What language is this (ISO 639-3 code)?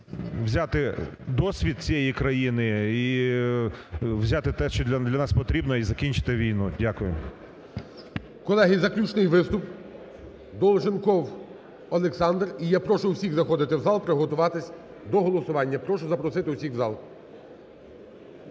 ukr